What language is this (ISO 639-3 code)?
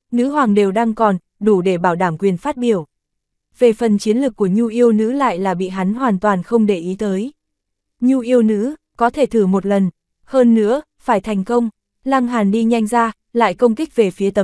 vie